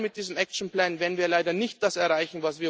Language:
German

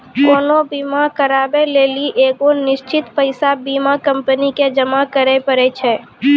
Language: Maithili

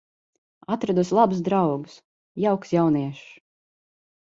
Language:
Latvian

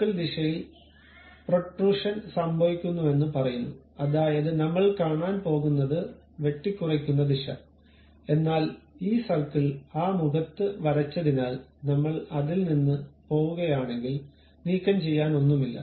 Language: Malayalam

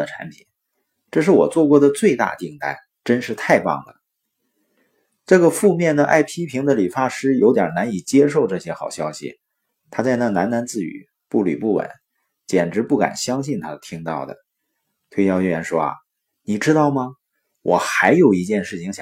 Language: Chinese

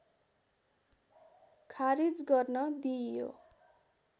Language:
Nepali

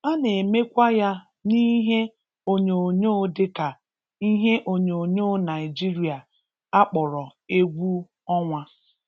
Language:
Igbo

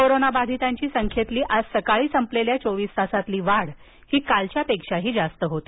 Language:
Marathi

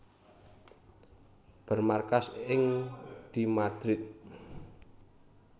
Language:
Javanese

